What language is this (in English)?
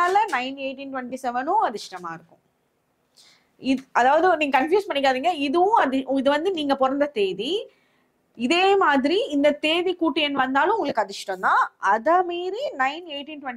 Tamil